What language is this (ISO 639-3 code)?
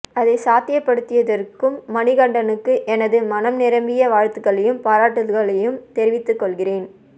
tam